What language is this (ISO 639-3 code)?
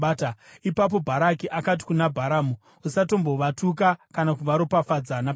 sna